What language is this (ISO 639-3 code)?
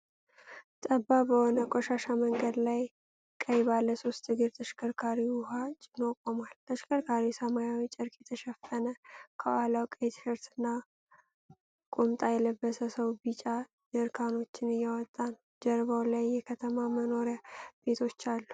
amh